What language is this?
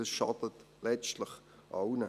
Swiss German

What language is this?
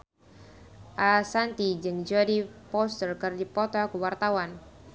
Sundanese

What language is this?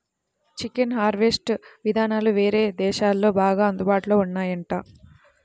Telugu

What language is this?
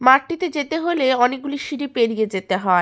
Bangla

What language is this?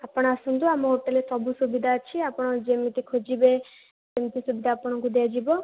Odia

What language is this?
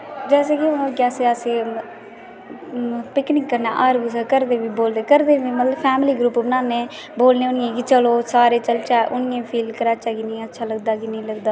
Dogri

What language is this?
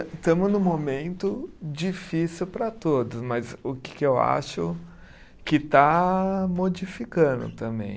Portuguese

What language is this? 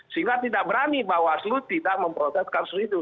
Indonesian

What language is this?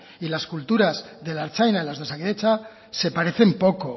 Spanish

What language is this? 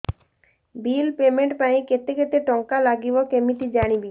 Odia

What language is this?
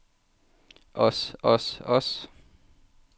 Danish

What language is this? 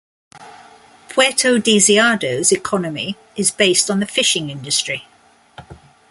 English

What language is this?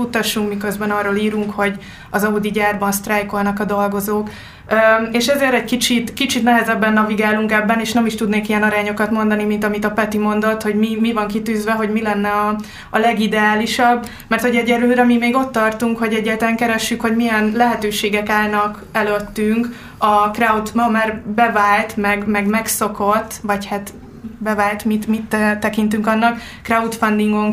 Hungarian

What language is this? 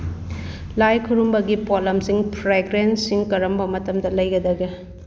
Manipuri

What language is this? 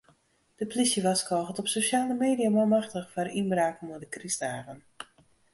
Western Frisian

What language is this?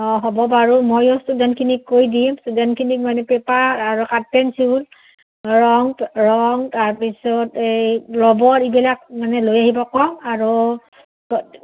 Assamese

